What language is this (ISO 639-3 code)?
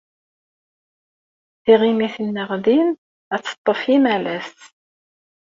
kab